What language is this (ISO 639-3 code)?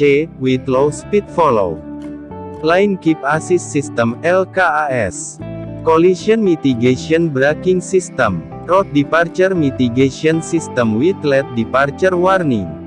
ind